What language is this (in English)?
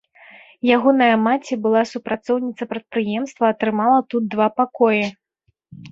Belarusian